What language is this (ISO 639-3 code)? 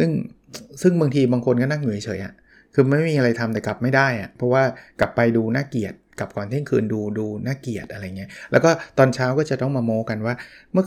tha